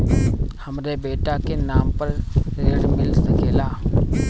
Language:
Bhojpuri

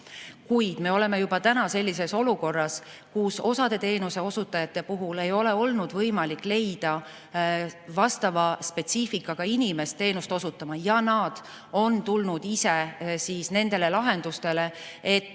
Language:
Estonian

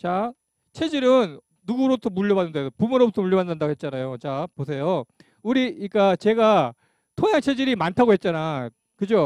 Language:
Korean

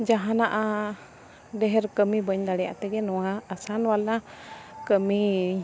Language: Santali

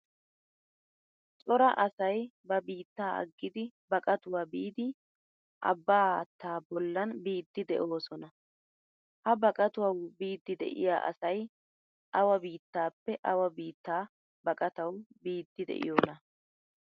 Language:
Wolaytta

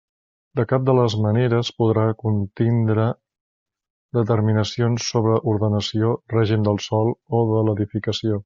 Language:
Catalan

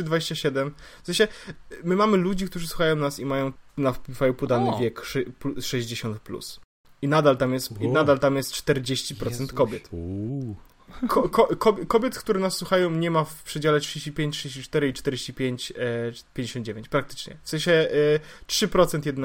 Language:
Polish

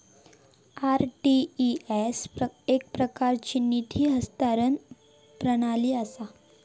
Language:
Marathi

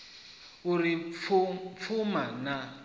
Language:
Venda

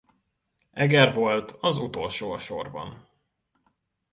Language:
Hungarian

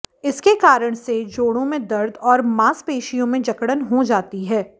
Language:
Hindi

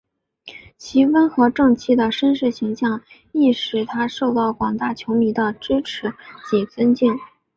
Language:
Chinese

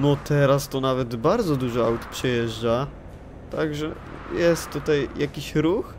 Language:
Polish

